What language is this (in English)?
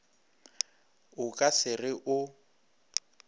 Northern Sotho